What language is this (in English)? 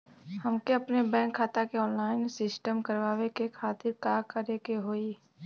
Bhojpuri